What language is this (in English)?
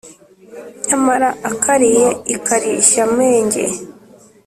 Kinyarwanda